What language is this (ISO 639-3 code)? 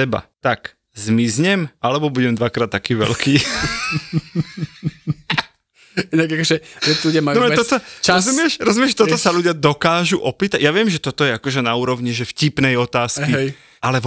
slk